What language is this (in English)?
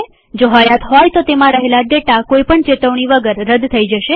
Gujarati